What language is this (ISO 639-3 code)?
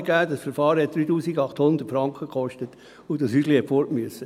gsw